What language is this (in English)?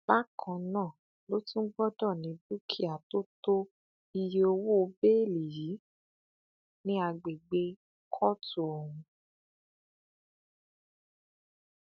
Yoruba